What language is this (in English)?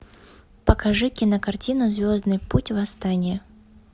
Russian